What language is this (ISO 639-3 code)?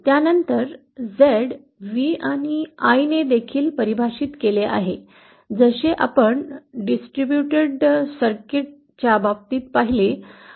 mar